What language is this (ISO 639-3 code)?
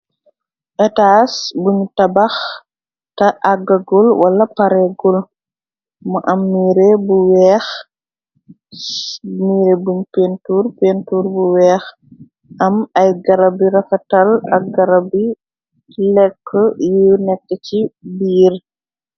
wol